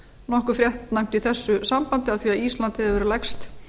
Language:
Icelandic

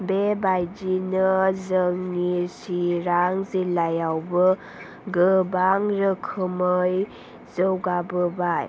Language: Bodo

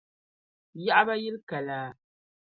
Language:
Dagbani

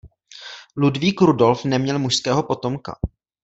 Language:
Czech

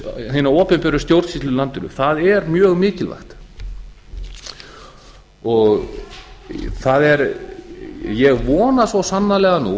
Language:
Icelandic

